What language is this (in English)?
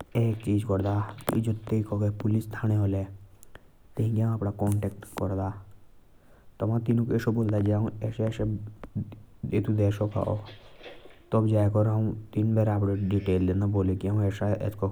Jaunsari